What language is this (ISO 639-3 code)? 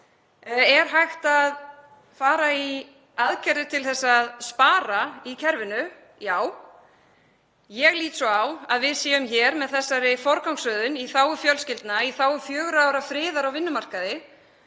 isl